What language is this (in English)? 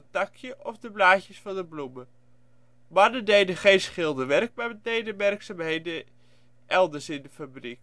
Dutch